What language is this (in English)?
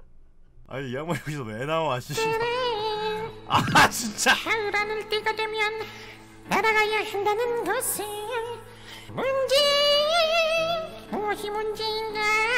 Korean